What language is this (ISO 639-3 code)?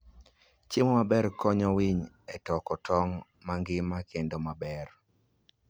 luo